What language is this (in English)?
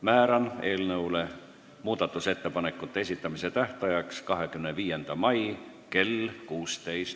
Estonian